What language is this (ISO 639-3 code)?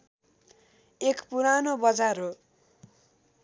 nep